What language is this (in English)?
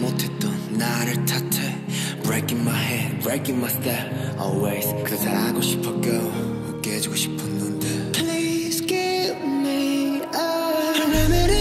Korean